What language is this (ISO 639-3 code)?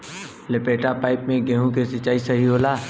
bho